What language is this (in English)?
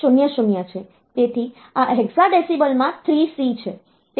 Gujarati